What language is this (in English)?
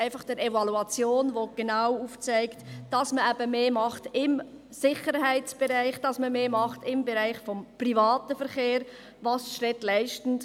Swiss German